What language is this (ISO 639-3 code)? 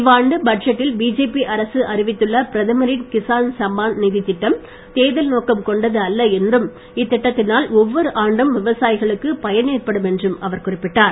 tam